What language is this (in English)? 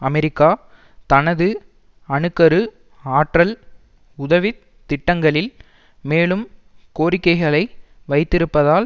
Tamil